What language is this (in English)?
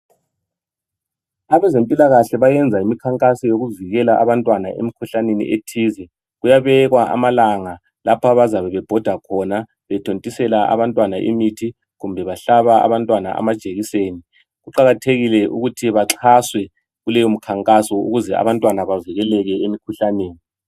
North Ndebele